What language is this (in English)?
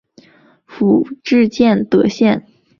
Chinese